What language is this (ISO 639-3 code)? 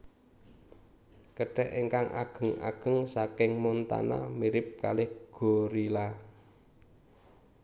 jav